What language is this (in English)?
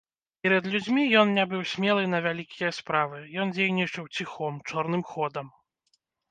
Belarusian